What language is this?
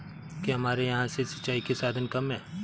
Hindi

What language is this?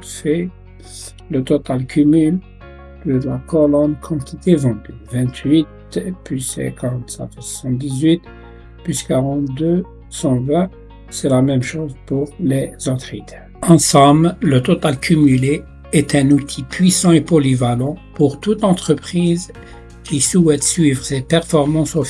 French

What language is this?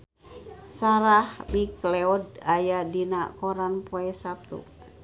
Sundanese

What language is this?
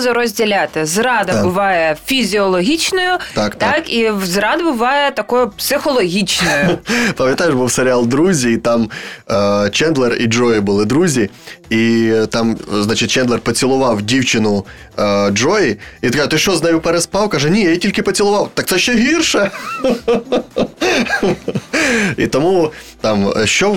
Ukrainian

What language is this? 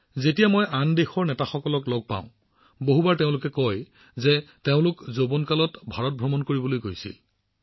Assamese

